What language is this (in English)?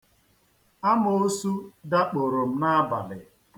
Igbo